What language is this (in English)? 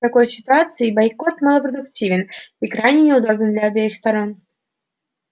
Russian